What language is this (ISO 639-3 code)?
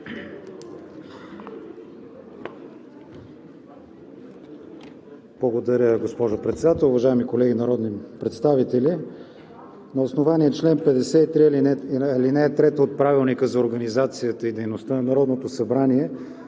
bul